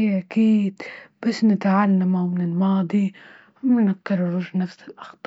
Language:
Libyan Arabic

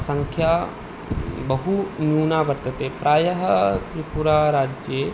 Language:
Sanskrit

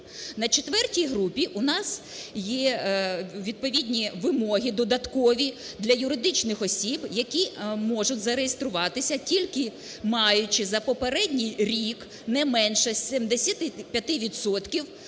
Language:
Ukrainian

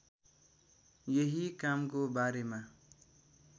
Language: Nepali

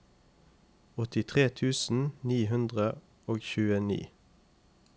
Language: Norwegian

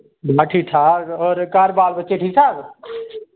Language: Dogri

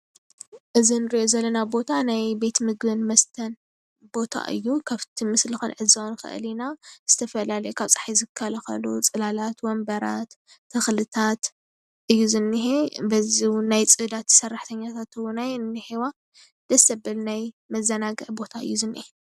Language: Tigrinya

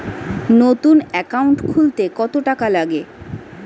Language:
Bangla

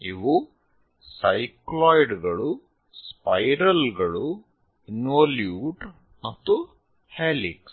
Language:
Kannada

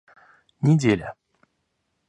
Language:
Russian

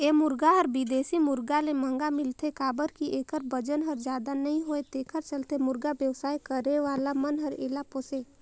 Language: Chhattisgarhi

